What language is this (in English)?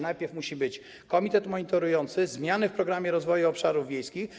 Polish